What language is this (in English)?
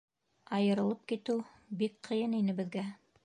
Bashkir